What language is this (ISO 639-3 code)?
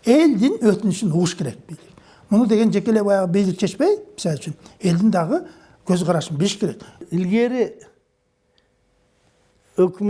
tur